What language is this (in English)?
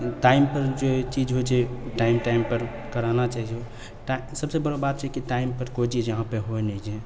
Maithili